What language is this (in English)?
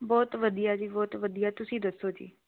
Punjabi